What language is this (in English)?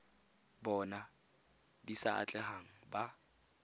Tswana